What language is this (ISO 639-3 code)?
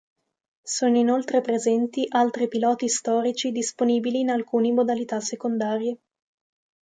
ita